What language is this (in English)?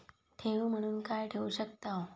Marathi